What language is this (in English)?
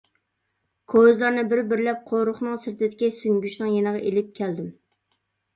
Uyghur